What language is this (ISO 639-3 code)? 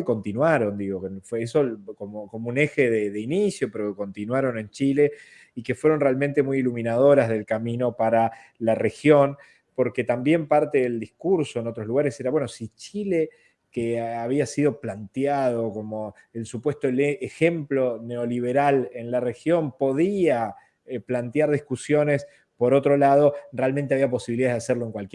spa